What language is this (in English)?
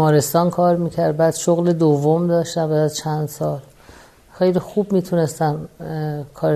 Persian